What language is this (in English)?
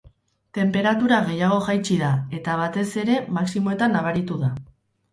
Basque